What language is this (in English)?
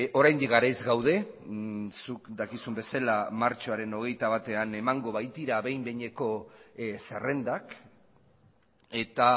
Basque